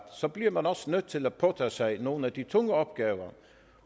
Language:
Danish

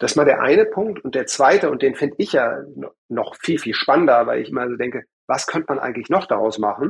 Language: German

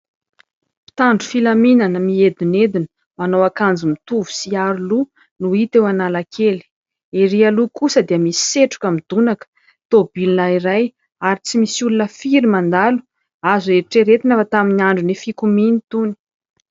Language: Malagasy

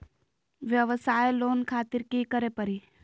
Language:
Magahi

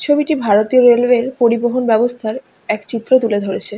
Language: Bangla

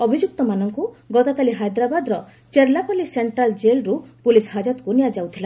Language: Odia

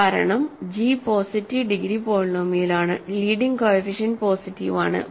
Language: Malayalam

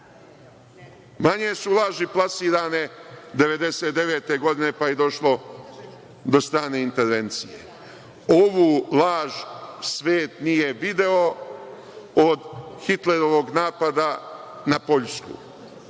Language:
Serbian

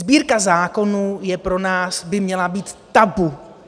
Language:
Czech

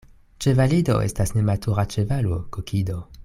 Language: Esperanto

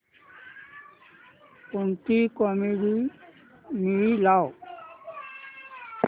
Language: Marathi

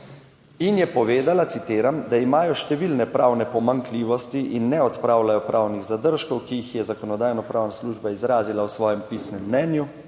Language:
Slovenian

